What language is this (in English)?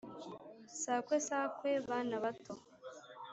Kinyarwanda